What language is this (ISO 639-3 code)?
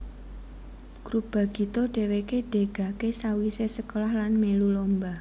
jav